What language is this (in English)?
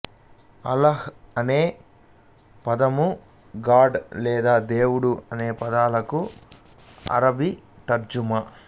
Telugu